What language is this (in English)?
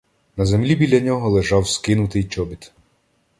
Ukrainian